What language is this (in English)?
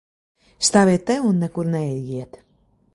Latvian